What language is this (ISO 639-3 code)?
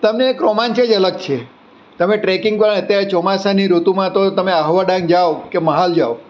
guj